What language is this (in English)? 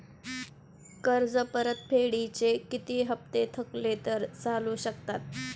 Marathi